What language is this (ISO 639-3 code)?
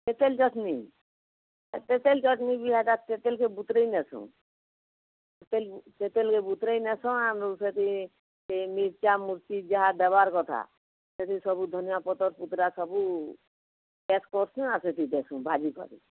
ori